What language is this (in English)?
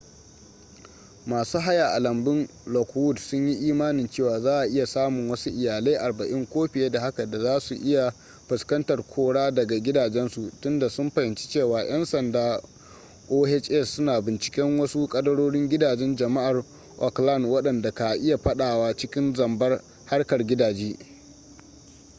Hausa